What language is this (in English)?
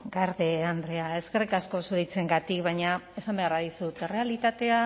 Basque